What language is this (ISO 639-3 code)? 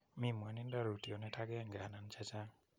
kln